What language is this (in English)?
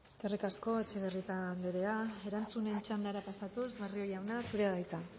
Basque